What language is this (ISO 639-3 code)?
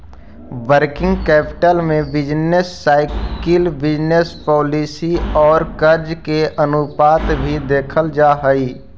mag